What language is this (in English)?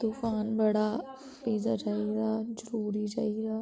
Dogri